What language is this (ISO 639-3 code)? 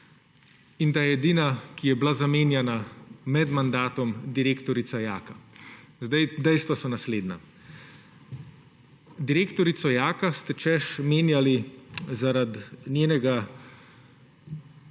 slv